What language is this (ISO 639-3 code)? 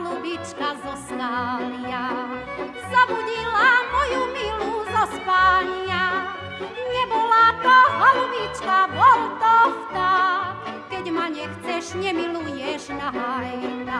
slk